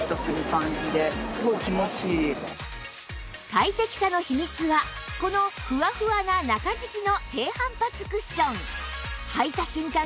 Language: Japanese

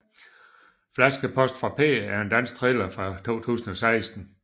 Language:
Danish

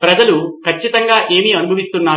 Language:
Telugu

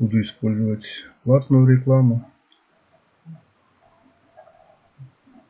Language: Russian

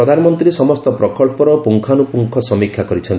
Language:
Odia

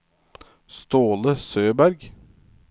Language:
Norwegian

